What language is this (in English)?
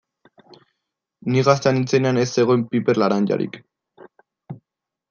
Basque